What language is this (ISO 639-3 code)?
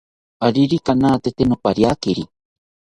cpy